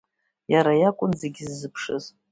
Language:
Abkhazian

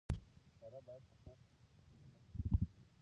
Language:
Pashto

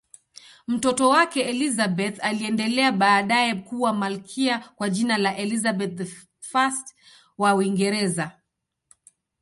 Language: Swahili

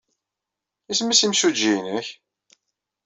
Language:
Kabyle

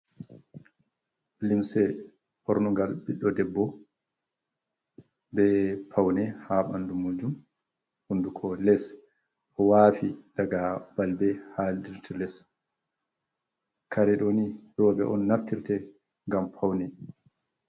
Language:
Fula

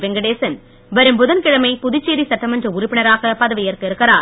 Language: Tamil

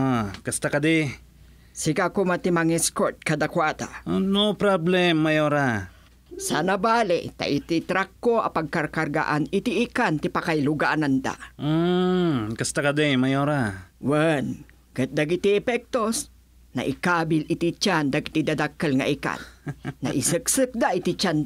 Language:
Filipino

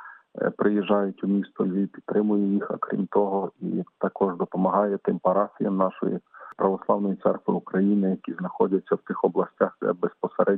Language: Ukrainian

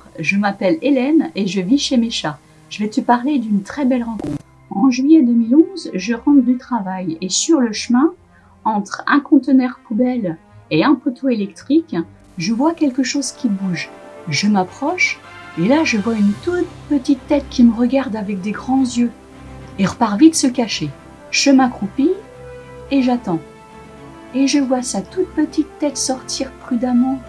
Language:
French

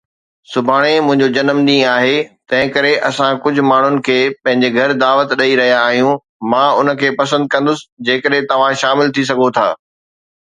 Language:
Sindhi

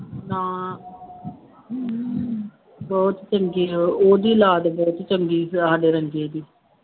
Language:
Punjabi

